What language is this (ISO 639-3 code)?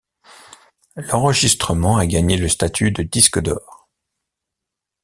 fra